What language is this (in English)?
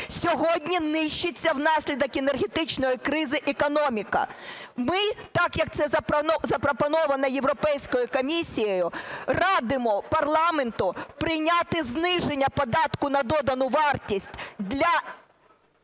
Ukrainian